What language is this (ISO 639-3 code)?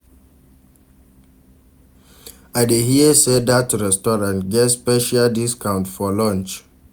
pcm